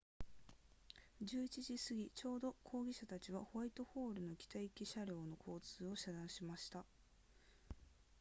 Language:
Japanese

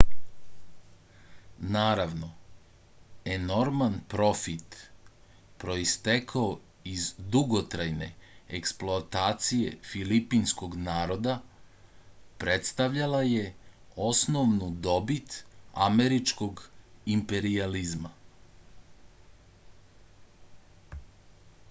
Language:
Serbian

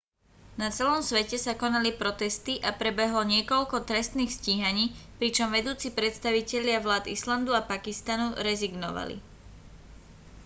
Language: Slovak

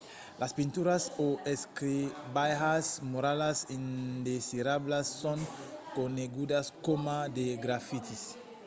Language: Occitan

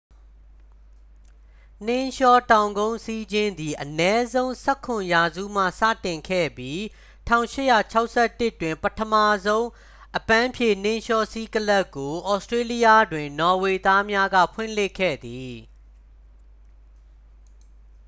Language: Burmese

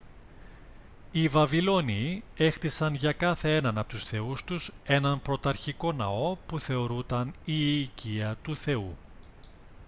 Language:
Greek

